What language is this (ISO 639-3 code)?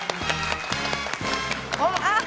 jpn